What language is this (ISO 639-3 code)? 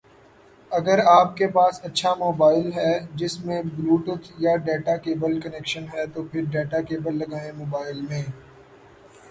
urd